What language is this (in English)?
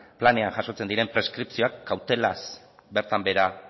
Basque